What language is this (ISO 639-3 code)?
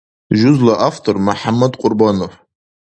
dar